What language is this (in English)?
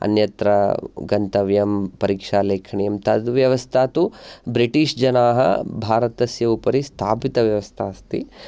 Sanskrit